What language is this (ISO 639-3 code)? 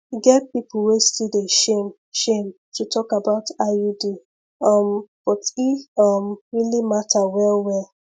pcm